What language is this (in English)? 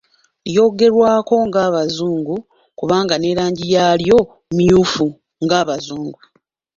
Ganda